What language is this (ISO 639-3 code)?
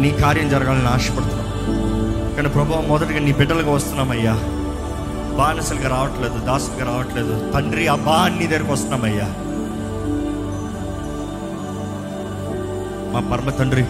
tel